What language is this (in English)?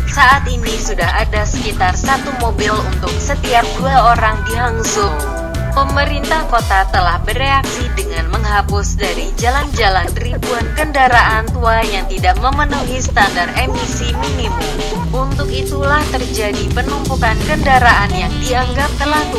Indonesian